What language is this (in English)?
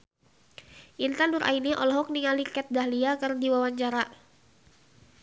Sundanese